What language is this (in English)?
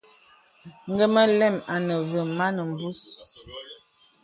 Bebele